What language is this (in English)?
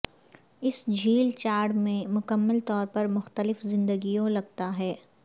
Urdu